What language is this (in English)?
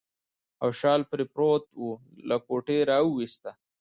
Pashto